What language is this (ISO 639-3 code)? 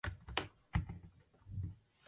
zho